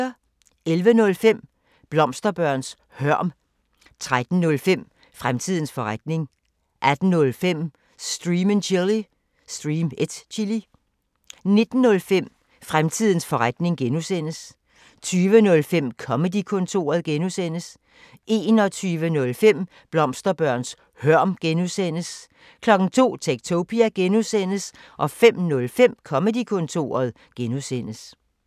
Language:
Danish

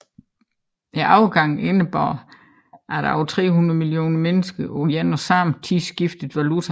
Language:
Danish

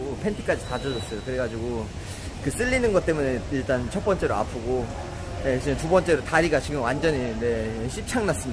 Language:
Korean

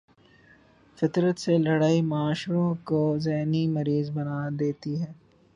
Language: Urdu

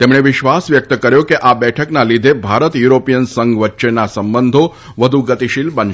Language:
Gujarati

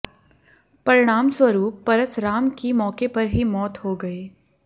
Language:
Hindi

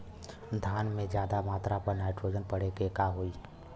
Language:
Bhojpuri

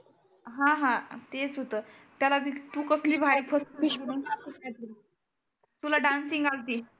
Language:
Marathi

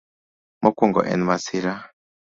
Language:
Luo (Kenya and Tanzania)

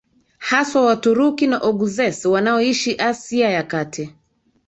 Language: Swahili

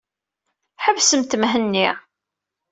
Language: Kabyle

